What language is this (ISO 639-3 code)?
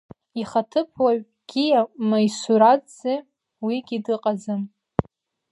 abk